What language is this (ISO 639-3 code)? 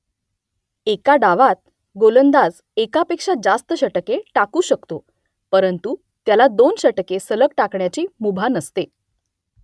mar